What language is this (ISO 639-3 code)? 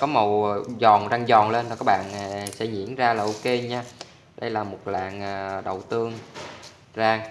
vie